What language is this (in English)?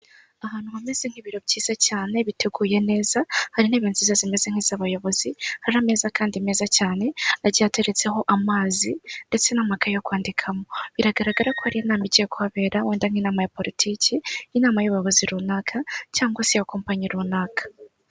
Kinyarwanda